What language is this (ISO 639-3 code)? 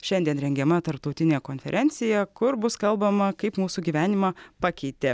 lit